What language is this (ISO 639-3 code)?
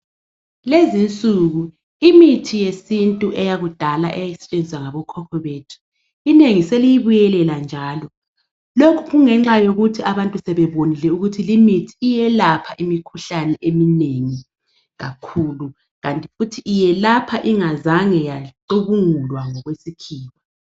nde